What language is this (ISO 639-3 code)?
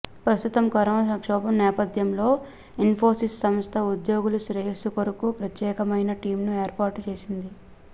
tel